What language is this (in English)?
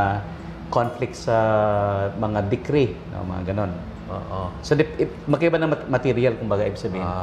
Filipino